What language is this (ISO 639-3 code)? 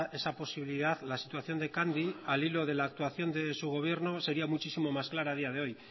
spa